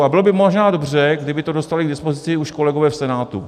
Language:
Czech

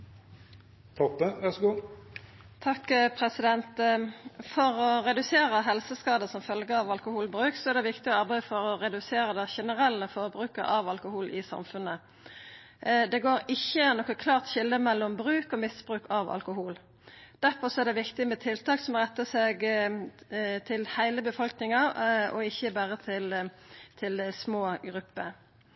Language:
Norwegian Nynorsk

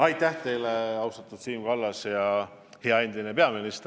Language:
Estonian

